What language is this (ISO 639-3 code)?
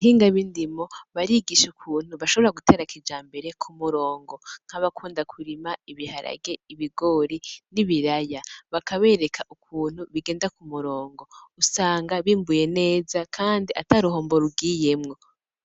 run